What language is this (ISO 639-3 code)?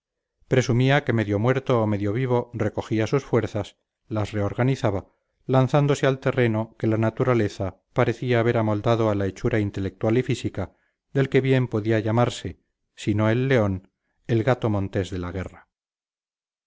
spa